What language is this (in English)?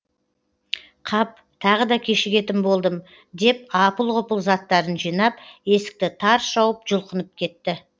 Kazakh